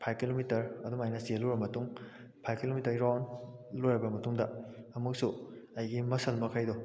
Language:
Manipuri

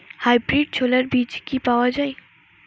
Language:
Bangla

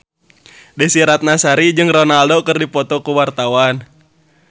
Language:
Sundanese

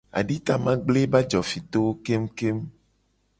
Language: Gen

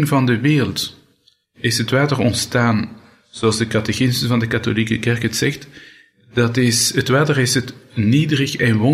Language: Dutch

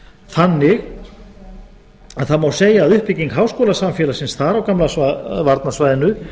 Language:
Icelandic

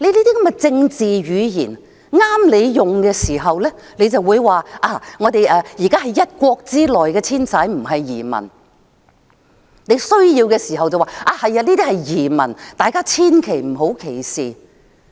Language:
Cantonese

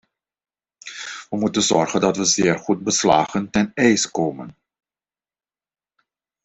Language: Dutch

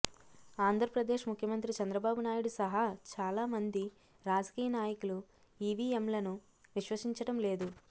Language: Telugu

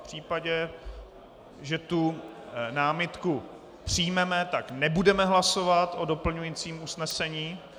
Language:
Czech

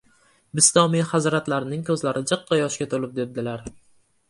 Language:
Uzbek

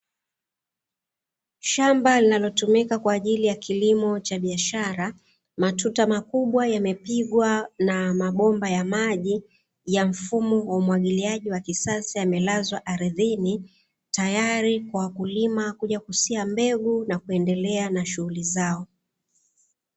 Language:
Swahili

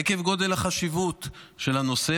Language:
Hebrew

